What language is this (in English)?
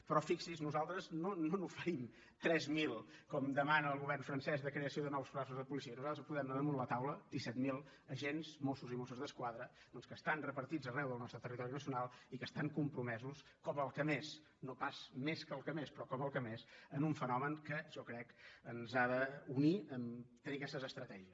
Catalan